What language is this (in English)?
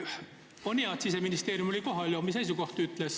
Estonian